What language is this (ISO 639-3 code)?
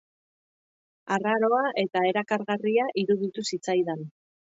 eus